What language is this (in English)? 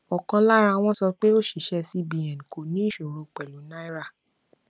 Yoruba